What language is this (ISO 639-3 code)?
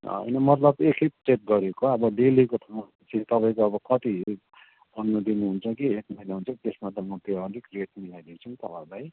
nep